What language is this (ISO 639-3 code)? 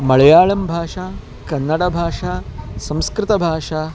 san